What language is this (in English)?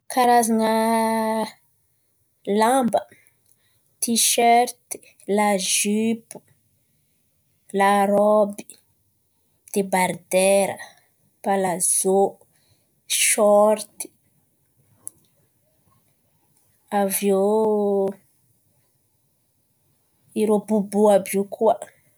Antankarana Malagasy